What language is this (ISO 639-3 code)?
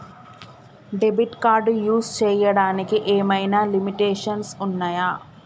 tel